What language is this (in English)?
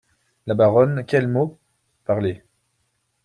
French